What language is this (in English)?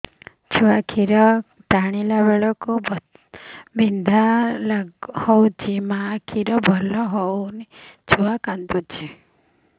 Odia